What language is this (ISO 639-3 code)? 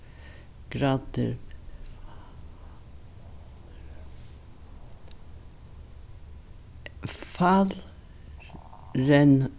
fao